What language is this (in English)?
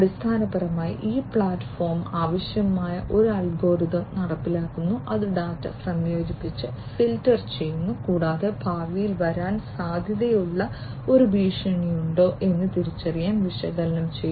Malayalam